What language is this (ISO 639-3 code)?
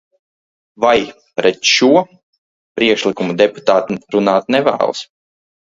lav